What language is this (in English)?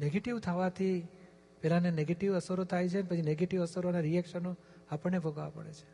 Gujarati